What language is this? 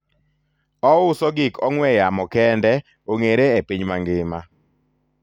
Luo (Kenya and Tanzania)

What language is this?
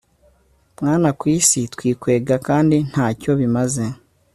Kinyarwanda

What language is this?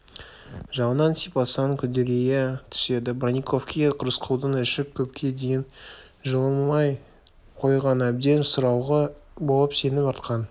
Kazakh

